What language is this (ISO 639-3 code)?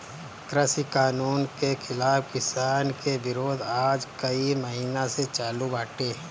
bho